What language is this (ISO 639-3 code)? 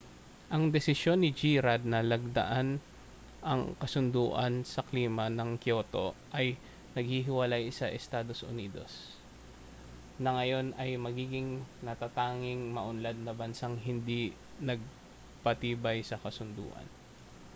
fil